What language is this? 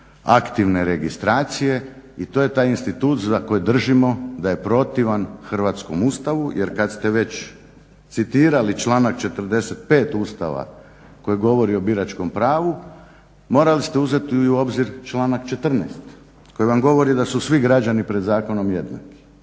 Croatian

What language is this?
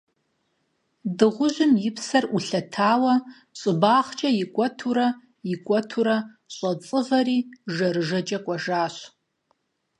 Kabardian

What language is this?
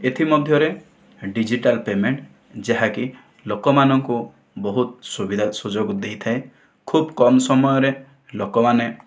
Odia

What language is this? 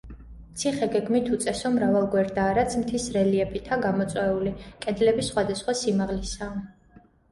Georgian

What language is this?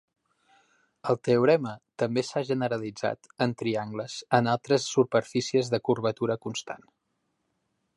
Catalan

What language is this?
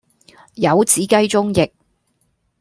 Cantonese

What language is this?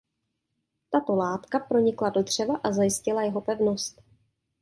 Czech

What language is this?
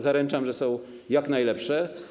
Polish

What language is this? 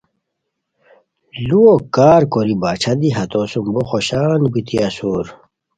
Khowar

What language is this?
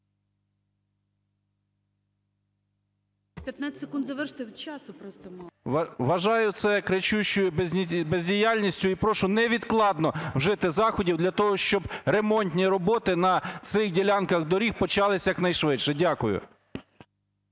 Ukrainian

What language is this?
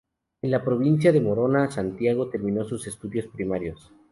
Spanish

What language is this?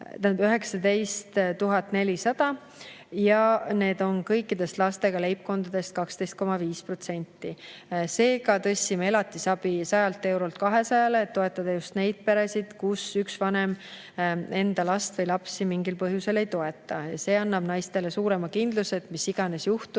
Estonian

